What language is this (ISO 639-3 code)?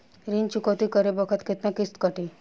bho